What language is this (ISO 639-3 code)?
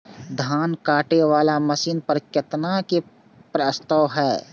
mai